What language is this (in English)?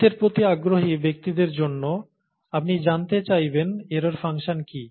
Bangla